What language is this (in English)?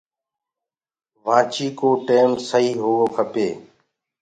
Gurgula